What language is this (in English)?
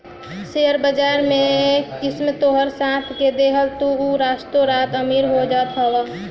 Bhojpuri